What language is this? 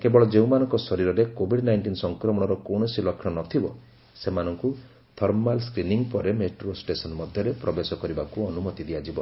Odia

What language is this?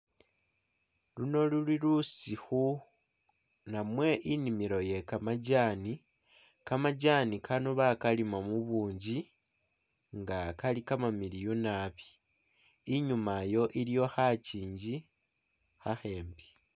Masaaba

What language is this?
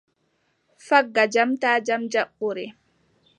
Adamawa Fulfulde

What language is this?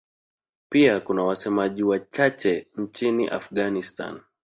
Swahili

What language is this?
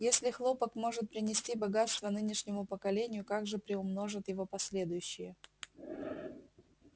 Russian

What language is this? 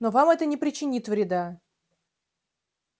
Russian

